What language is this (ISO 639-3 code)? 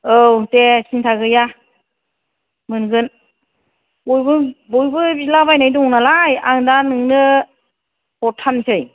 brx